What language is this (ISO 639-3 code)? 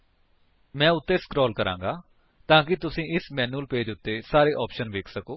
pan